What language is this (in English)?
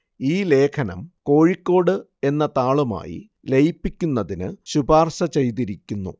Malayalam